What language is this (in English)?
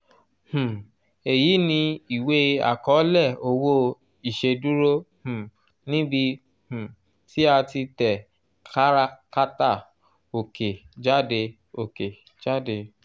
Yoruba